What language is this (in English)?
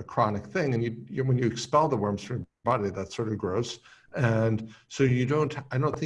English